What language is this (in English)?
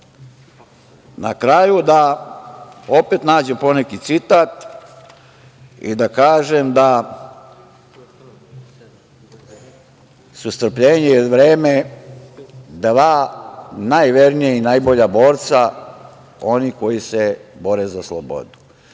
Serbian